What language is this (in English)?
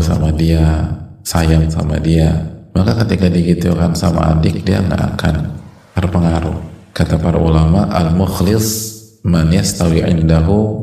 Indonesian